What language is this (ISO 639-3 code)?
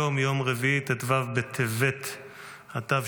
heb